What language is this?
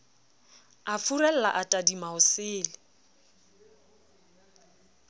Southern Sotho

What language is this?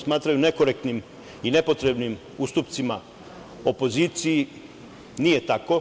Serbian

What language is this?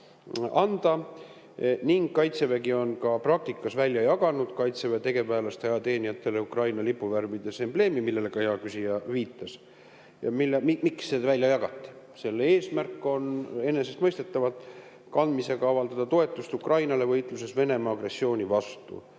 Estonian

